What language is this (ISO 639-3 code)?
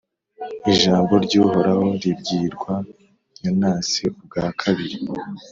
kin